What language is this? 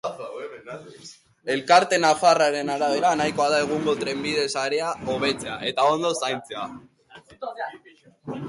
Basque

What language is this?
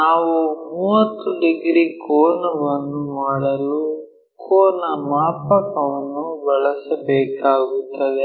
Kannada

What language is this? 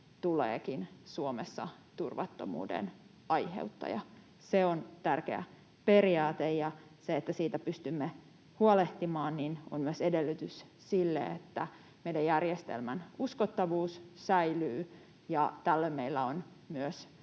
Finnish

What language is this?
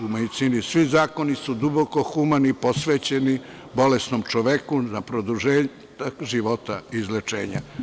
Serbian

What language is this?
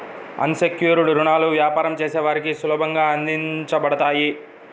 Telugu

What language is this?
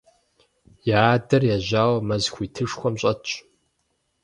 Kabardian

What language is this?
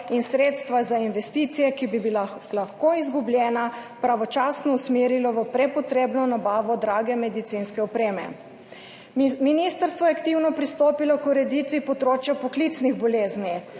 Slovenian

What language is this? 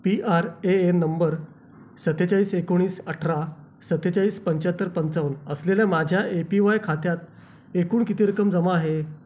Marathi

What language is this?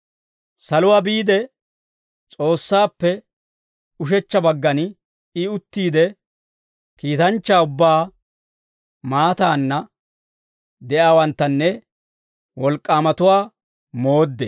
Dawro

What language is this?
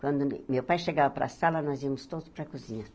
Portuguese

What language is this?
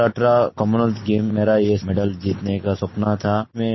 Hindi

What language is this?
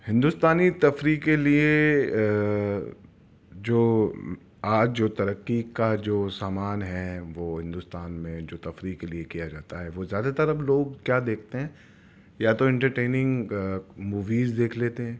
Urdu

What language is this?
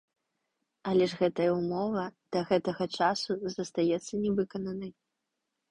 Belarusian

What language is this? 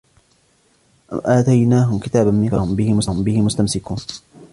Arabic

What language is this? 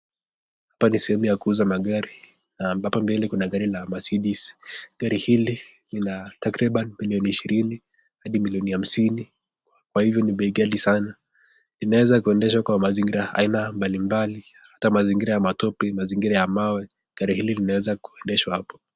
Swahili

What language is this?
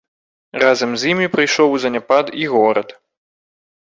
Belarusian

